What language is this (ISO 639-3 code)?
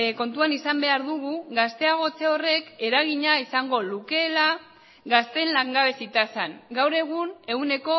eus